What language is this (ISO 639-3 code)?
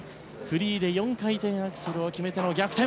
jpn